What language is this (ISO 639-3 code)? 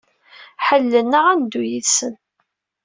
kab